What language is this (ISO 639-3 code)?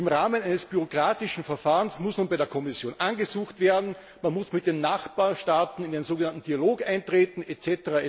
deu